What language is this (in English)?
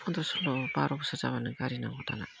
Bodo